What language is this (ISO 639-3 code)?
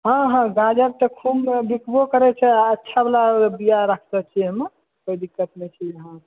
mai